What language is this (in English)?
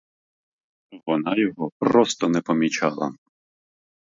Ukrainian